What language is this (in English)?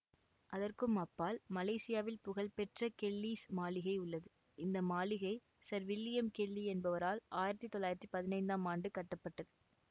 Tamil